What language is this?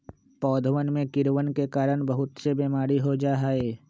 Magahi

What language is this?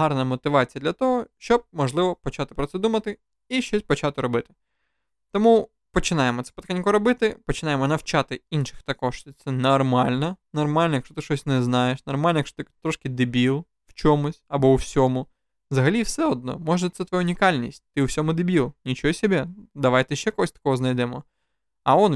Ukrainian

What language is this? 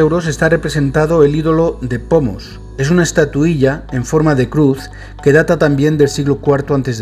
Spanish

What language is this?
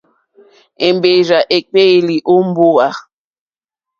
Mokpwe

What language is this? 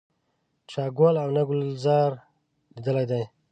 Pashto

